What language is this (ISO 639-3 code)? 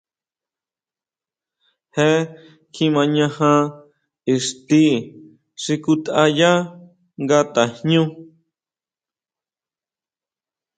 mau